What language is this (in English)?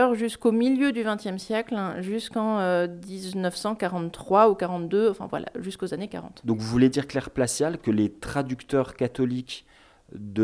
French